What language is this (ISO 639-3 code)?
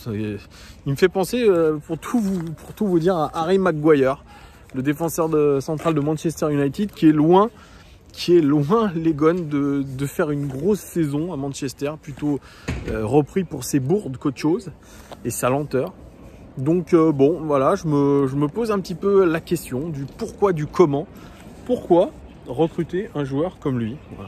fra